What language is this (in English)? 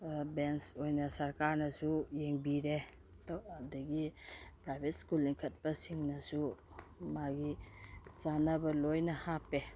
Manipuri